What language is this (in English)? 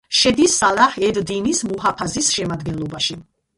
Georgian